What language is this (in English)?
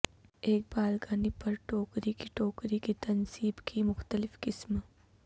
Urdu